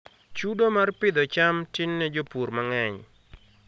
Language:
Luo (Kenya and Tanzania)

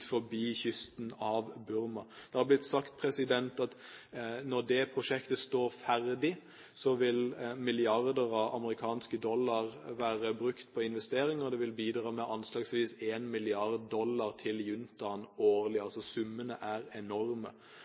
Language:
Norwegian Bokmål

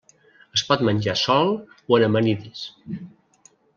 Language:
Catalan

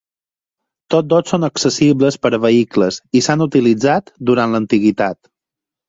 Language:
Catalan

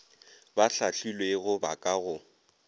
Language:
Northern Sotho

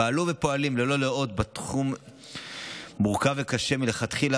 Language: Hebrew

